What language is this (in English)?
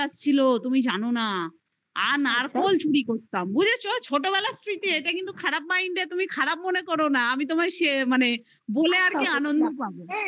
Bangla